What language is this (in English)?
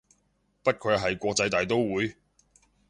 Cantonese